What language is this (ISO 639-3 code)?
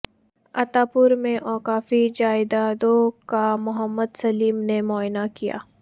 urd